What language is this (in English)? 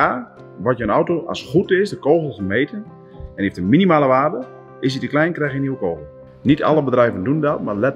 Dutch